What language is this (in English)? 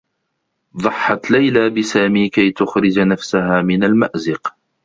Arabic